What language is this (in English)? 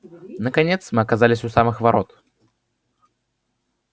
Russian